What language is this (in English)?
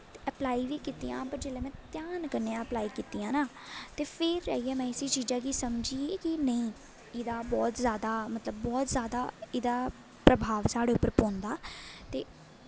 Dogri